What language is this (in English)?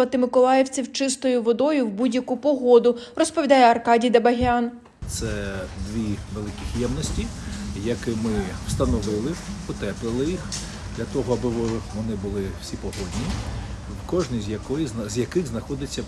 Ukrainian